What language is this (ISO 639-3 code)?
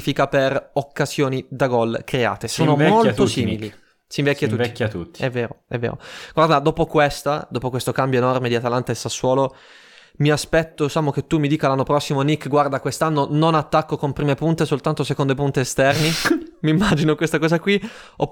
ita